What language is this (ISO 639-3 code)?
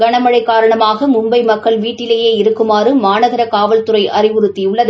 tam